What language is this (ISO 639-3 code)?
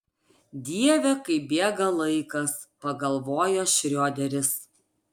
lit